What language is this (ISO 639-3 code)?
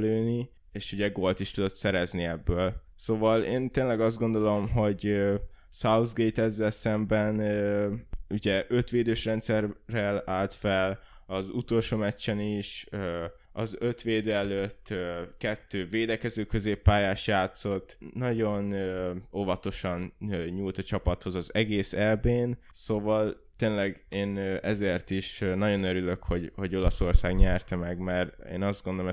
hun